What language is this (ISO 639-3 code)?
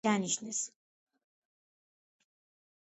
kat